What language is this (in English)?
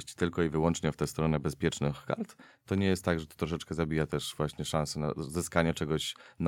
Polish